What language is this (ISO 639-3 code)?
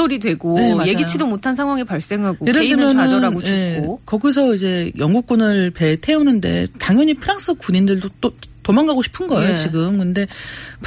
kor